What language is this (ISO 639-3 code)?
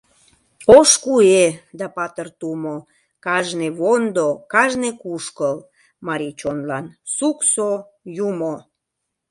chm